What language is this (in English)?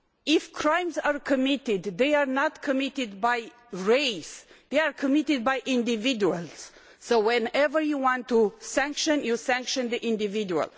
English